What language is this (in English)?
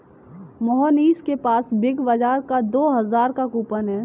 Hindi